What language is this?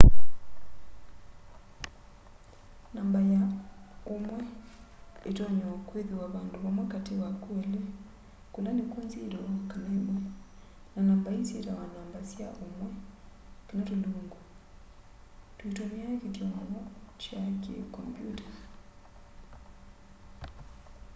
Kamba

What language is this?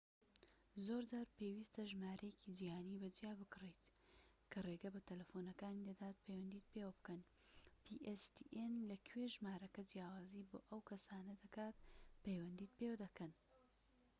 Central Kurdish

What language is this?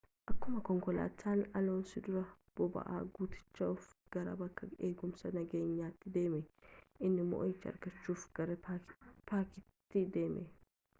Oromo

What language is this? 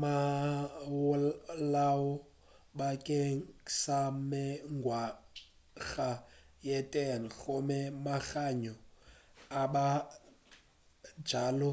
Northern Sotho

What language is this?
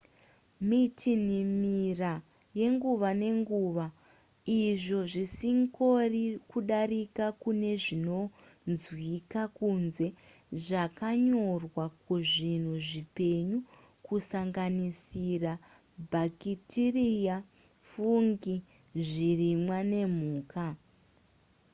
Shona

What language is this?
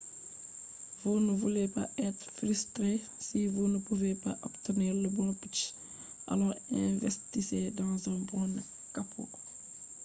Fula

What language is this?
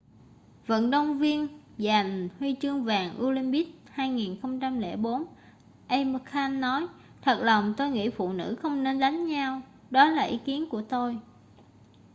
Vietnamese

